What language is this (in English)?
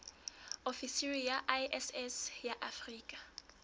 Southern Sotho